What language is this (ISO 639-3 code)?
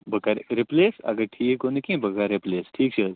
kas